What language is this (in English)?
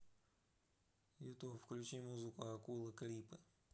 Russian